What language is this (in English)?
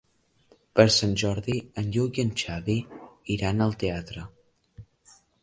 Catalan